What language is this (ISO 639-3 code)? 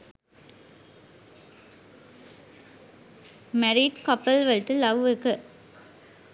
sin